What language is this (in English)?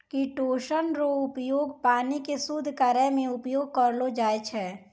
Maithili